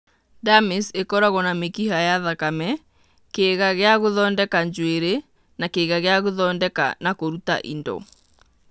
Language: Kikuyu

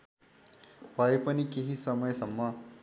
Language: Nepali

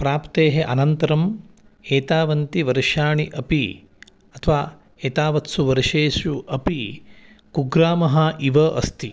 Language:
Sanskrit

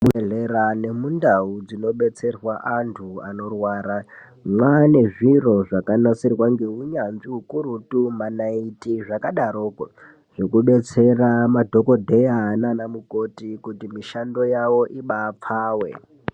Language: Ndau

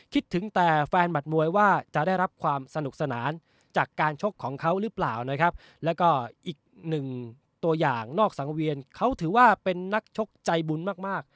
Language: Thai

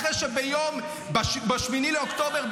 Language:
Hebrew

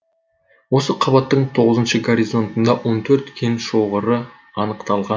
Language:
Kazakh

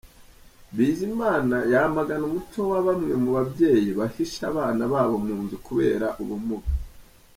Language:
Kinyarwanda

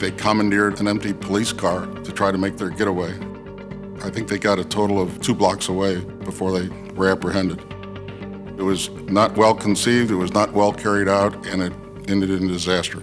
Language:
English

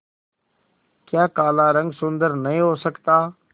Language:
Hindi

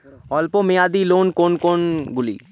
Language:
Bangla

